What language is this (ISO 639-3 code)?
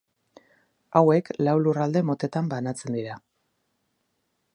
eus